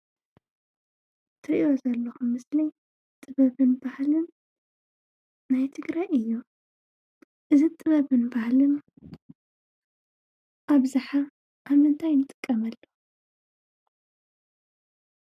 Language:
Tigrinya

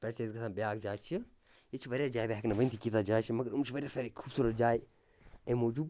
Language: Kashmiri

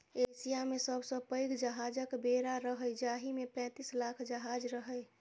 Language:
Maithili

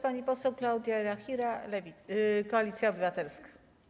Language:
Polish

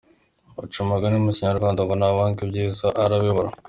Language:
Kinyarwanda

